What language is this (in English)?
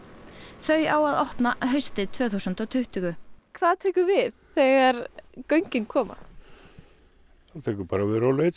Icelandic